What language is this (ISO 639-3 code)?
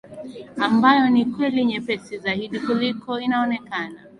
swa